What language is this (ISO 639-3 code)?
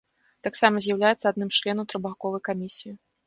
bel